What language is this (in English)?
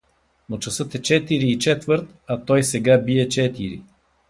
Bulgarian